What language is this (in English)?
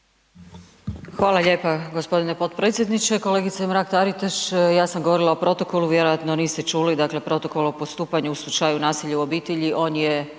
Croatian